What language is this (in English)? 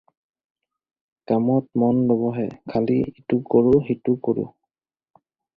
Assamese